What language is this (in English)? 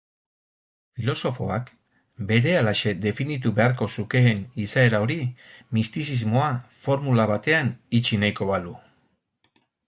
Basque